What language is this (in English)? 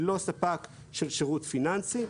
Hebrew